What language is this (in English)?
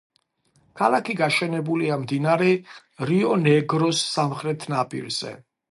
Georgian